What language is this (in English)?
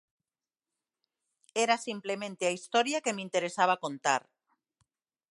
Galician